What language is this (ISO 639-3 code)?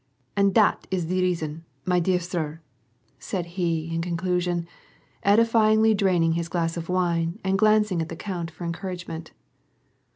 eng